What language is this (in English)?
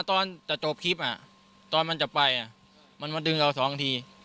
Thai